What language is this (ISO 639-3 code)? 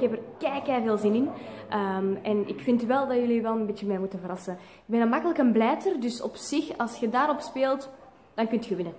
nld